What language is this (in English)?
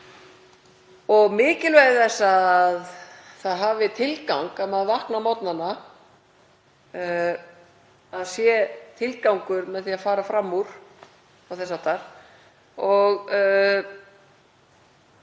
Icelandic